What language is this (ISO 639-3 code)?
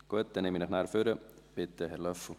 gsw